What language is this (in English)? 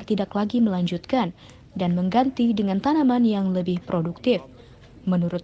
Indonesian